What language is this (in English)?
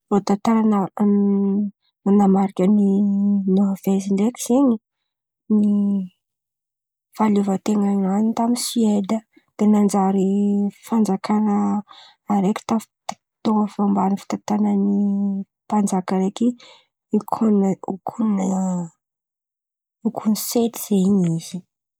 Antankarana Malagasy